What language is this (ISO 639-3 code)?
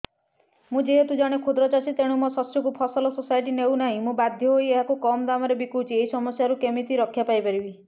ori